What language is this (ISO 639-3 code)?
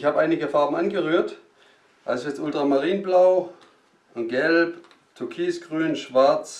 deu